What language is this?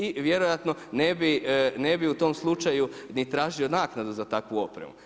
Croatian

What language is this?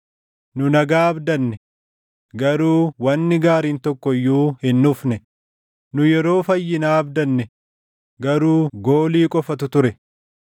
Oromo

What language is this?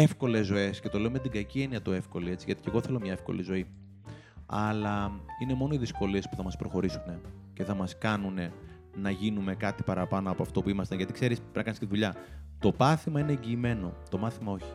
Greek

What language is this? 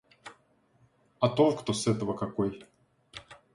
Russian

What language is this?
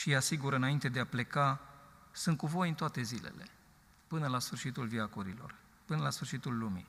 Romanian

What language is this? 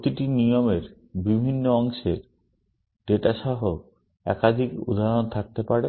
Bangla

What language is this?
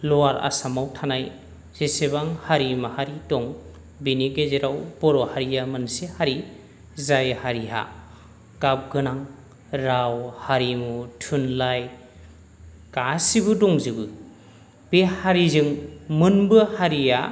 Bodo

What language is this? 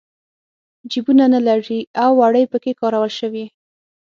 Pashto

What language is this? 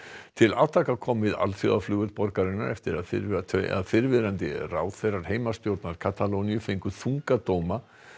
Icelandic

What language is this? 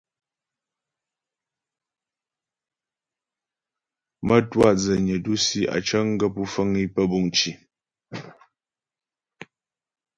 Ghomala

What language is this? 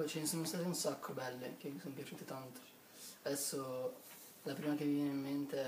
Italian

